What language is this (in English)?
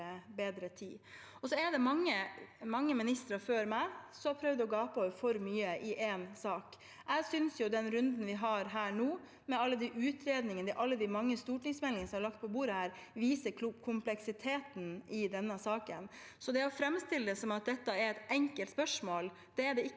Norwegian